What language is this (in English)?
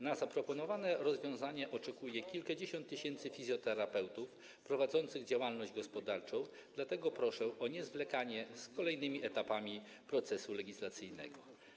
Polish